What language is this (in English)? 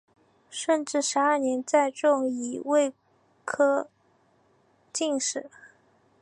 Chinese